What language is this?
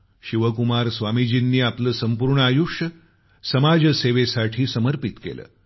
Marathi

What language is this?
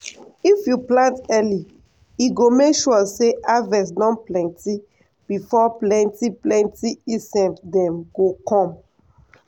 Nigerian Pidgin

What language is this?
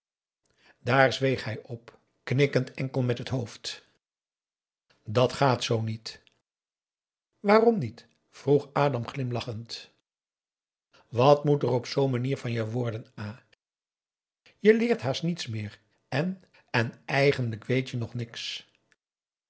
Dutch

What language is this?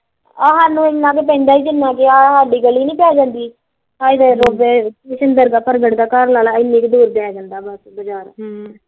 Punjabi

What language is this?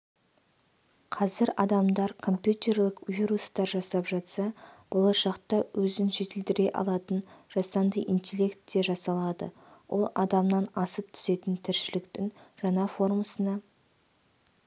Kazakh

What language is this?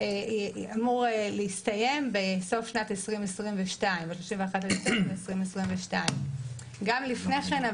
Hebrew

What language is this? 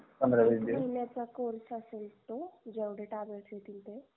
Marathi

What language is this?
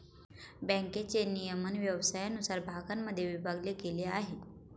Marathi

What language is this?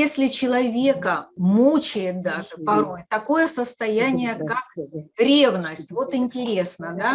Russian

